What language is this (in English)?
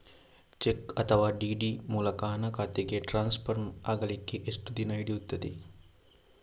Kannada